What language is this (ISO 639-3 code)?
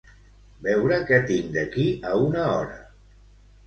cat